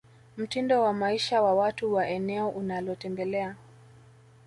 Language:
Swahili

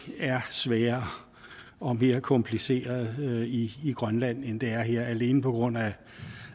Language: Danish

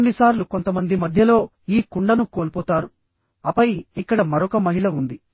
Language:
Telugu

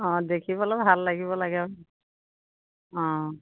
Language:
Assamese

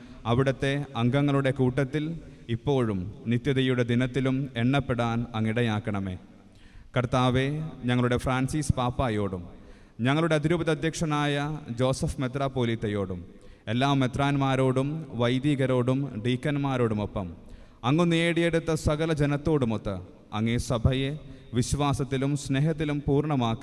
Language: Malayalam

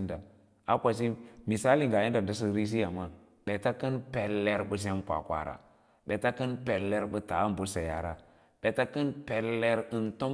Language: Lala-Roba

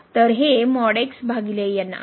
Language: Marathi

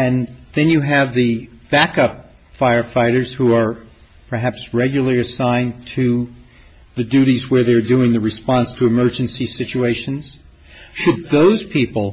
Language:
English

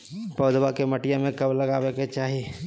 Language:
Magahi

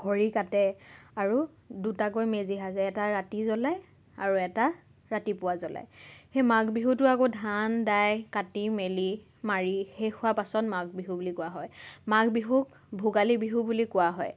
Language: Assamese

